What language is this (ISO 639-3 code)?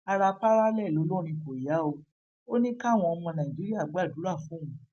yor